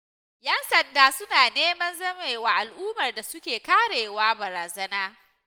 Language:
Hausa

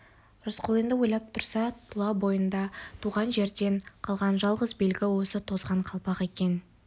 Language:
Kazakh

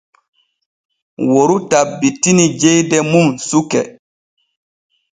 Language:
Borgu Fulfulde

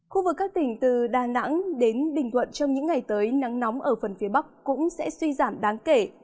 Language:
Vietnamese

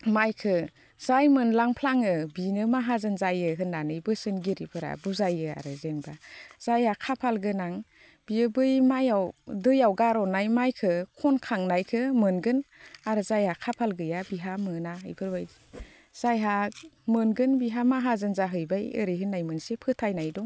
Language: Bodo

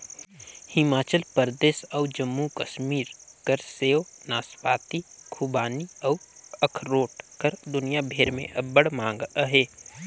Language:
Chhattisgarhi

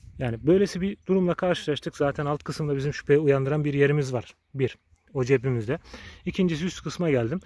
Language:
Turkish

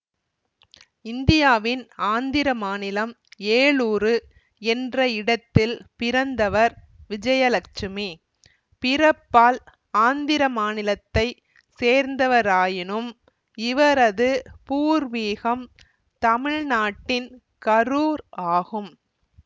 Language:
Tamil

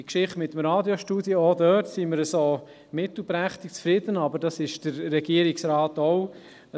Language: Swiss German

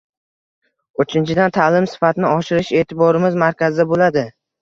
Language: Uzbek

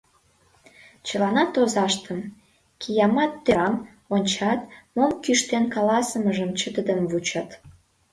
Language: Mari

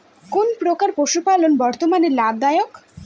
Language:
Bangla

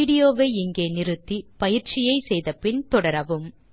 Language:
Tamil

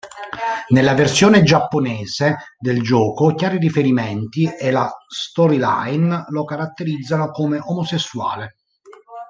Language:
Italian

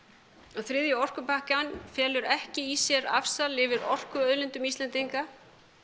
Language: Icelandic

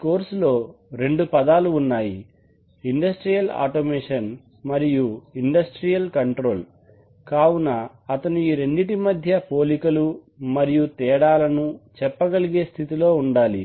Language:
Telugu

